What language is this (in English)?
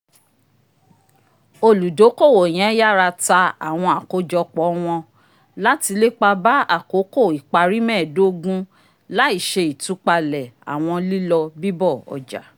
Yoruba